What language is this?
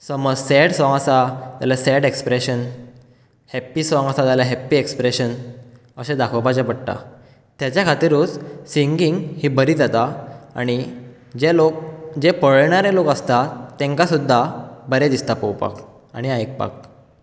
Konkani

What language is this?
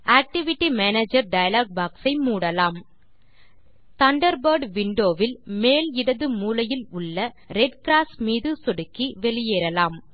Tamil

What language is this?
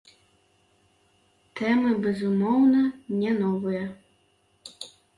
Belarusian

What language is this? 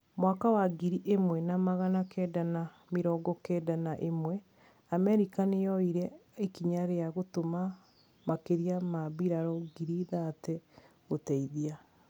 Kikuyu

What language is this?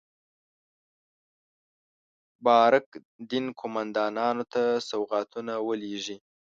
Pashto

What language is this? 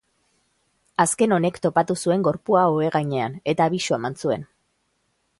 Basque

